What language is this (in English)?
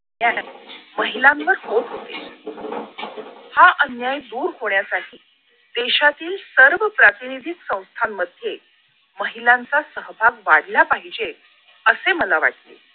Marathi